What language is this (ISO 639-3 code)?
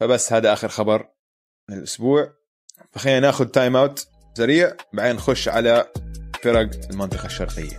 ara